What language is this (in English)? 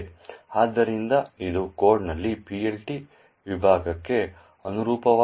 Kannada